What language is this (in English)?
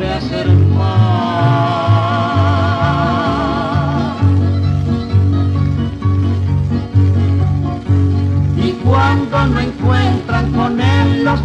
Spanish